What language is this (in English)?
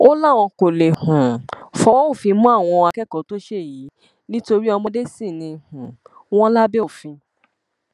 Yoruba